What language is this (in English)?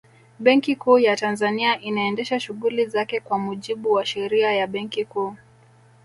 Swahili